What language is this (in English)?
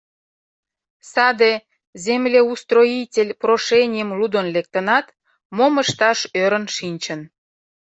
Mari